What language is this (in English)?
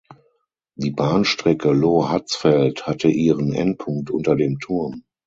German